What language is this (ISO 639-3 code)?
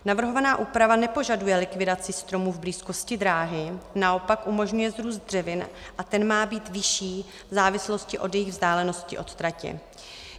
ces